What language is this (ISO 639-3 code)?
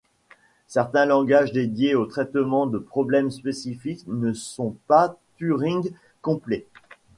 fra